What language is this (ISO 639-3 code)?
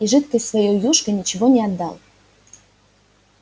rus